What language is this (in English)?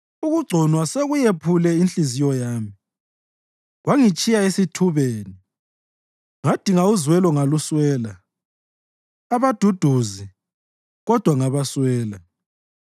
North Ndebele